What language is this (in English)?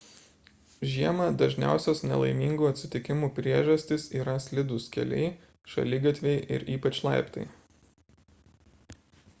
Lithuanian